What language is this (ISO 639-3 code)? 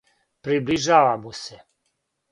srp